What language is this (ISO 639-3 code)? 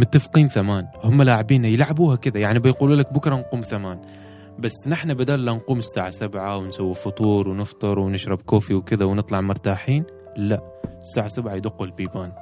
ara